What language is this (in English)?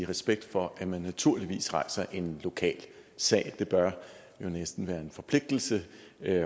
Danish